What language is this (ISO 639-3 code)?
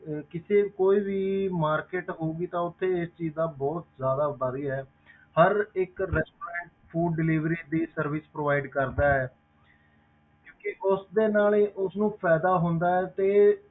pan